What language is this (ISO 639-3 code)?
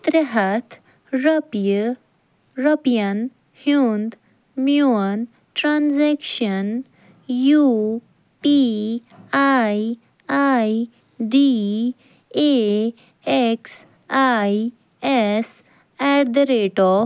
kas